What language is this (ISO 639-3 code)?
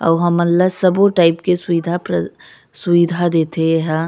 hne